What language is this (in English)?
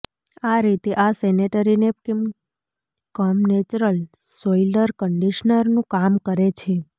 Gujarati